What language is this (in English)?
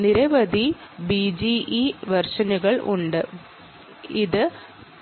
Malayalam